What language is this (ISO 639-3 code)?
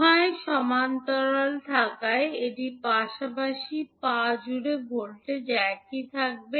ben